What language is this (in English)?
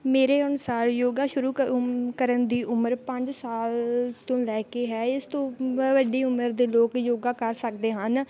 Punjabi